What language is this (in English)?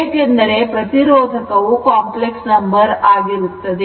Kannada